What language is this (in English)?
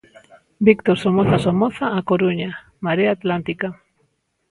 Galician